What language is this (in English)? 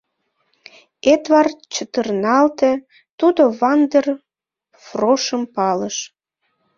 Mari